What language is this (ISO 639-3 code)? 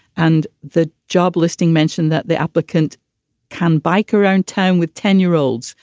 eng